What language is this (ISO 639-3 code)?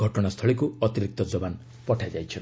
ori